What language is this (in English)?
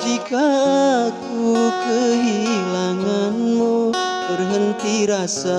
Indonesian